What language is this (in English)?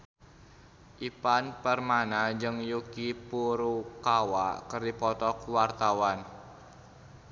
Sundanese